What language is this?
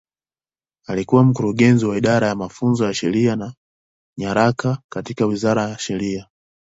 Swahili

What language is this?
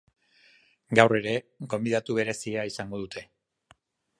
Basque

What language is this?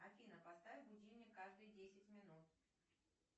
Russian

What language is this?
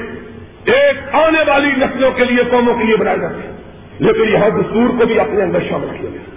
Urdu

